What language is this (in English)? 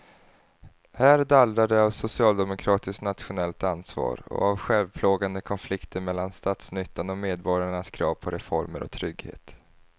Swedish